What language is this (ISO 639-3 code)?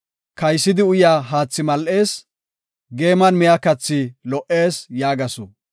gof